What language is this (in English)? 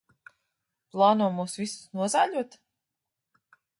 Latvian